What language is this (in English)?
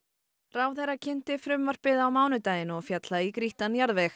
Icelandic